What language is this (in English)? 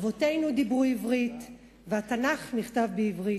Hebrew